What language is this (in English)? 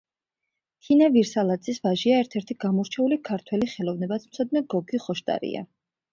Georgian